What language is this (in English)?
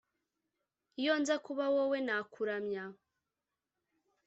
Kinyarwanda